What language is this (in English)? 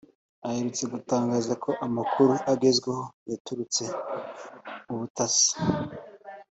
Kinyarwanda